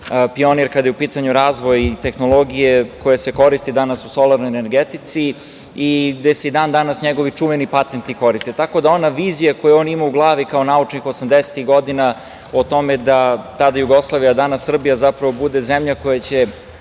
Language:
Serbian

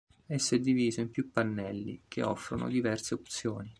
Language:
Italian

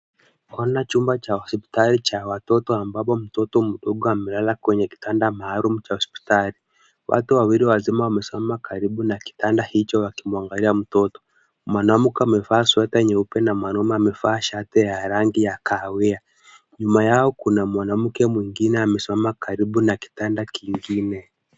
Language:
Swahili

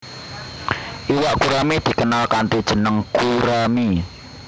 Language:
Javanese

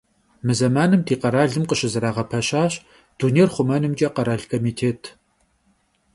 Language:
Kabardian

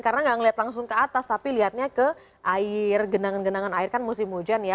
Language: Indonesian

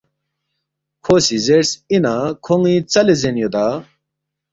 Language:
Balti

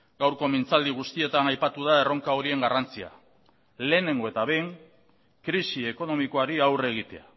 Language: Basque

